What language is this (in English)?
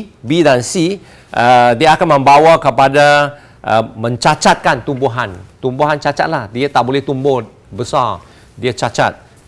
Malay